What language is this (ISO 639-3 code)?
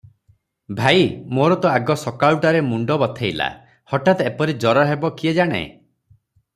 ori